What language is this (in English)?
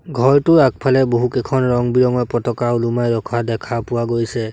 Assamese